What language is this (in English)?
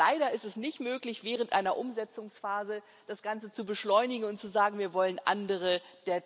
German